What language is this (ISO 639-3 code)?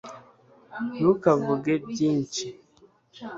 kin